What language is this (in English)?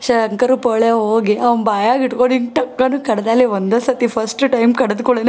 Kannada